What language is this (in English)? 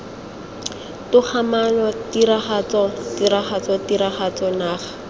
Tswana